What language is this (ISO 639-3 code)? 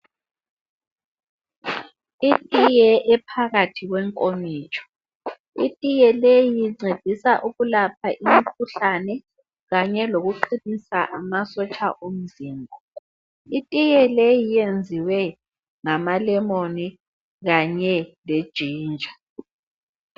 nde